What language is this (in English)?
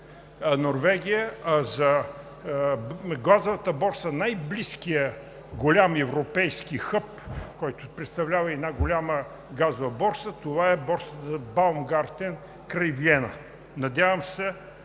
Bulgarian